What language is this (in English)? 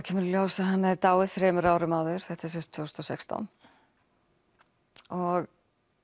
Icelandic